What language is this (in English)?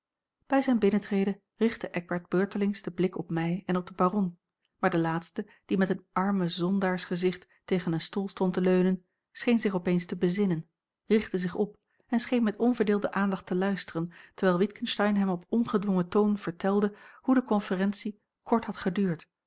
Dutch